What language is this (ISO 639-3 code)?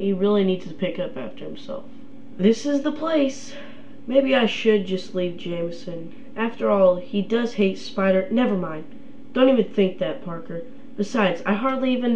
eng